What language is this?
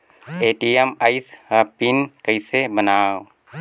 Chhattisgarhi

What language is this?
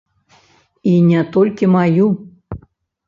Belarusian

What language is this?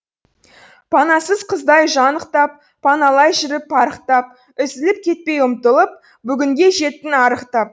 Kazakh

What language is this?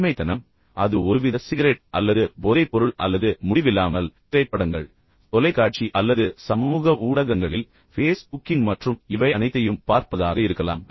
Tamil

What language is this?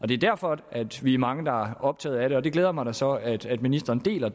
Danish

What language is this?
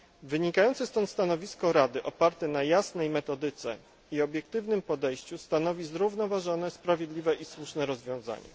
Polish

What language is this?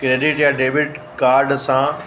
Sindhi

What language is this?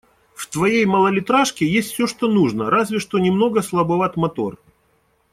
Russian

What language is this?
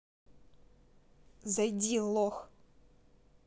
Russian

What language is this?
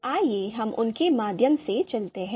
Hindi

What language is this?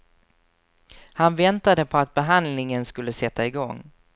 Swedish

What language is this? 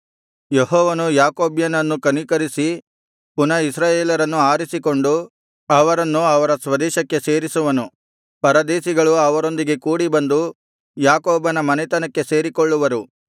Kannada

